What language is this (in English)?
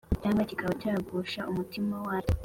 Kinyarwanda